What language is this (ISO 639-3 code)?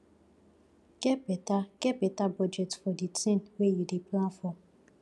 pcm